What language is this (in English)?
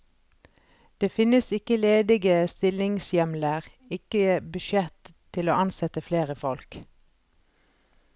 Norwegian